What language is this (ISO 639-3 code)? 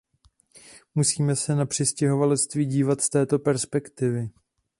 ces